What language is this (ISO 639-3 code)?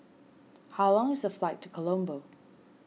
eng